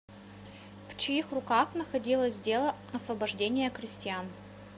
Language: Russian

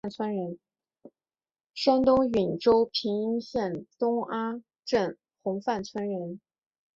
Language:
Chinese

